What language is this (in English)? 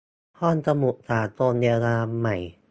Thai